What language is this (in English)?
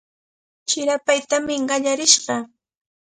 Cajatambo North Lima Quechua